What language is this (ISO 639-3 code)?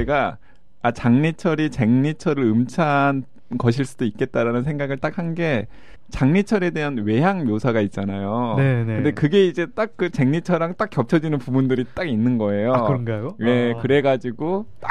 kor